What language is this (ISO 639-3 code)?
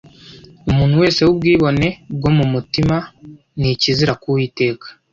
kin